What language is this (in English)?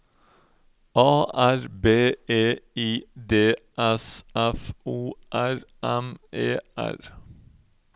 Norwegian